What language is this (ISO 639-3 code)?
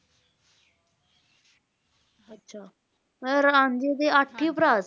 pan